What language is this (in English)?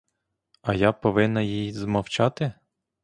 Ukrainian